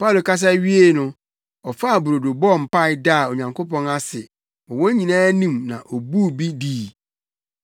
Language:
Akan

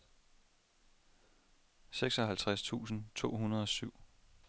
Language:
Danish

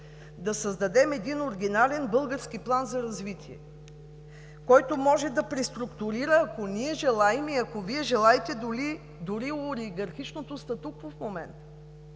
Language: Bulgarian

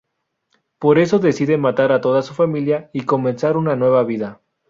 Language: Spanish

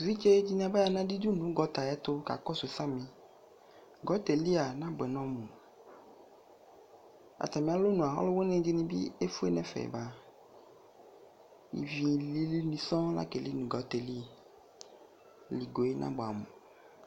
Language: Ikposo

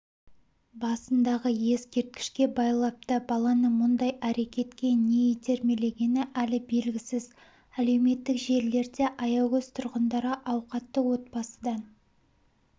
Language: Kazakh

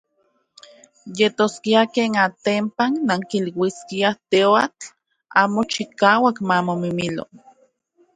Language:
Central Puebla Nahuatl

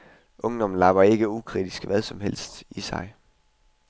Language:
Danish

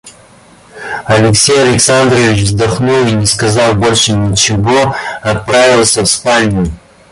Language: Russian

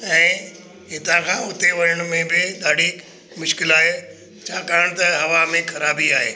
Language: Sindhi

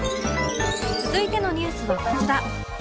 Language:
Japanese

